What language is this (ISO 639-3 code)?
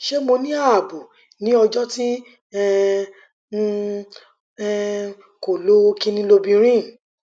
yor